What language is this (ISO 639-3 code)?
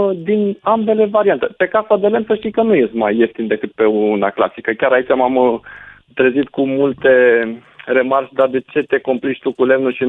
ron